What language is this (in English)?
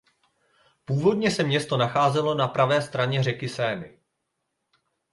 Czech